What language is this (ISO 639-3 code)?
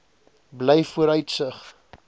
afr